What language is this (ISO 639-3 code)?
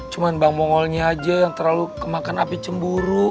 ind